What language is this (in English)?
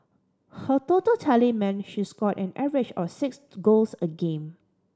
English